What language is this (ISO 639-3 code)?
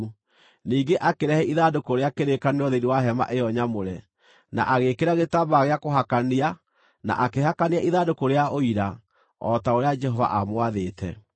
kik